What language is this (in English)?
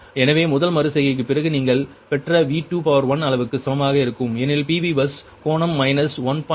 Tamil